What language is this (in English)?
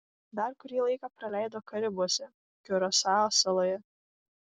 Lithuanian